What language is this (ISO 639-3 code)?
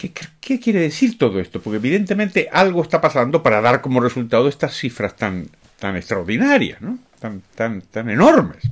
spa